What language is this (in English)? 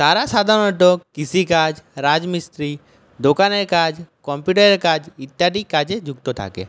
Bangla